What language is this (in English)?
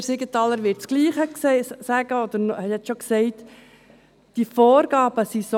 Swiss German